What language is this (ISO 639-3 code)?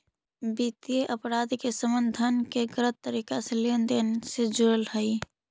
mag